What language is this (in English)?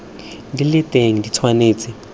Tswana